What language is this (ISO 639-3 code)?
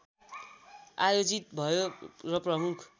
nep